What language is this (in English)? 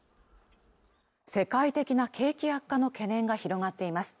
Japanese